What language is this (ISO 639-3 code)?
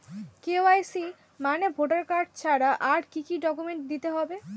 ben